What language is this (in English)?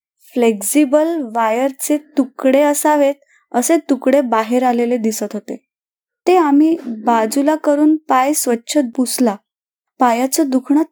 Marathi